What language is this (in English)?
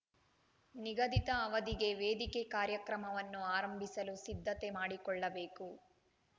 Kannada